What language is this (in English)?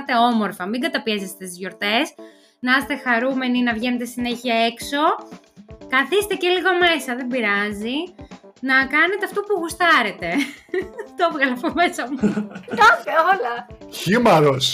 Greek